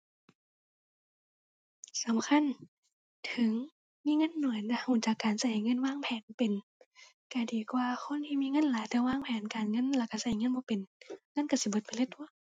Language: Thai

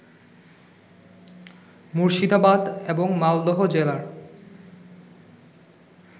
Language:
Bangla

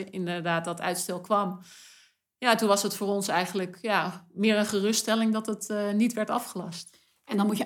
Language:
Dutch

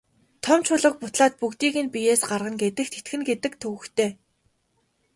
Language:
Mongolian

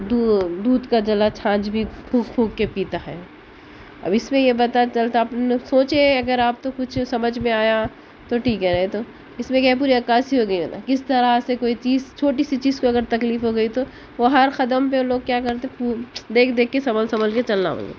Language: Urdu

